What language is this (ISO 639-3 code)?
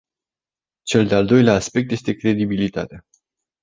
ron